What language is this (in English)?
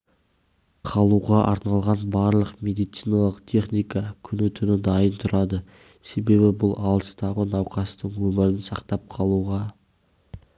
Kazakh